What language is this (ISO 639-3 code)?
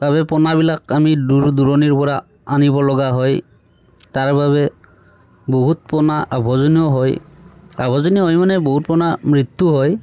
asm